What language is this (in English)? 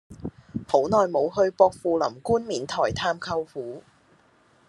Cantonese